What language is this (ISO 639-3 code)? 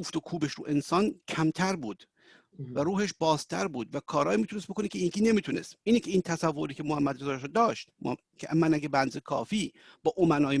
fas